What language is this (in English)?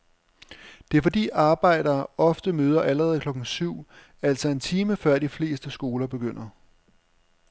Danish